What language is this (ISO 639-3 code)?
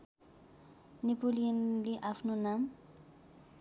nep